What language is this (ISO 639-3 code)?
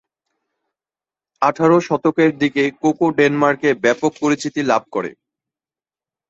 ben